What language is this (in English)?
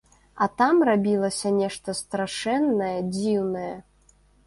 Belarusian